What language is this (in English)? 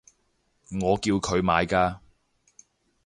Cantonese